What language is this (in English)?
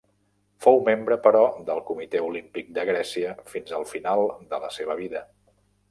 Catalan